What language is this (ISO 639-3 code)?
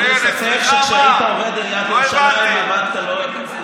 heb